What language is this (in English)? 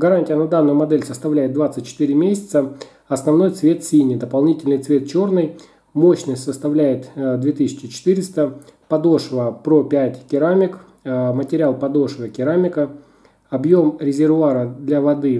Russian